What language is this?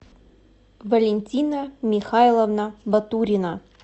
Russian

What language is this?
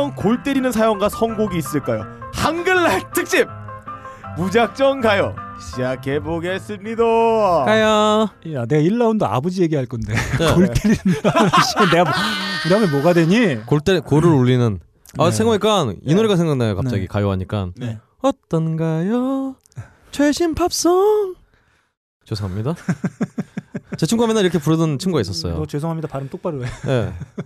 Korean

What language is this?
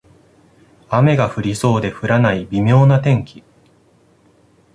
Japanese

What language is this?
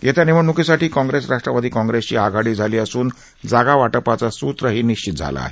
Marathi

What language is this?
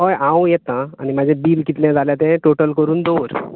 Konkani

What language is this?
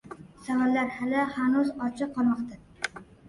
Uzbek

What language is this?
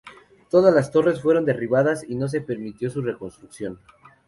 Spanish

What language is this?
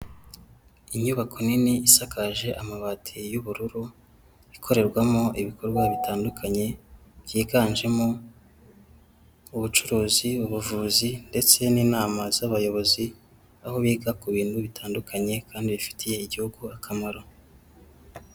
Kinyarwanda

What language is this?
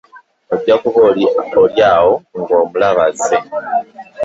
Ganda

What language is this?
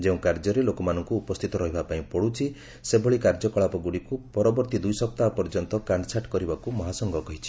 Odia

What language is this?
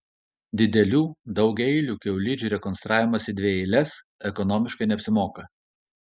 Lithuanian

